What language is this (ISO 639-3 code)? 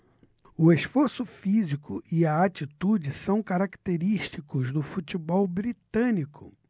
por